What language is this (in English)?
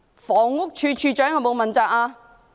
Cantonese